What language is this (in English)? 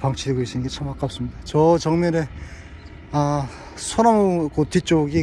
Korean